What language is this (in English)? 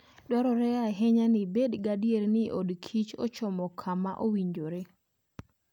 Luo (Kenya and Tanzania)